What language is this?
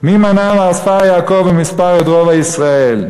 Hebrew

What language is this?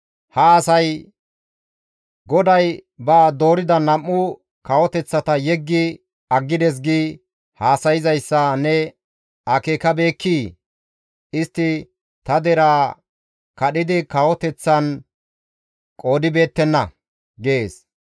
Gamo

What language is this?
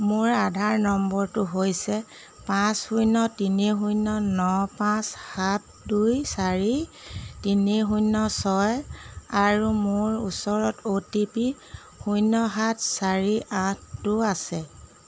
Assamese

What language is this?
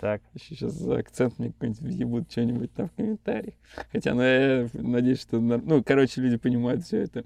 Russian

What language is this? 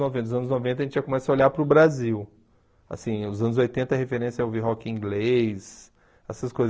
Portuguese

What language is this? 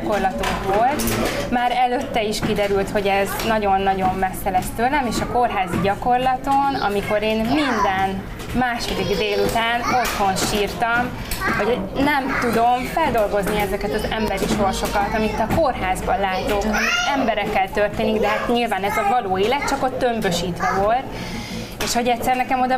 Hungarian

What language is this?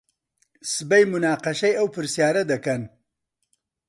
Central Kurdish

